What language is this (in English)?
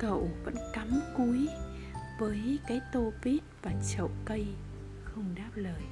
Vietnamese